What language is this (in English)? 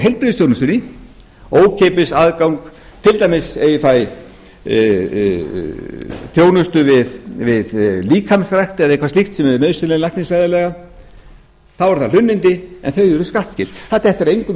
Icelandic